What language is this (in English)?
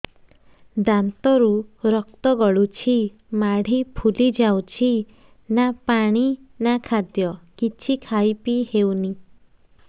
Odia